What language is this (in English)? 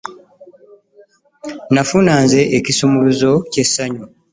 Ganda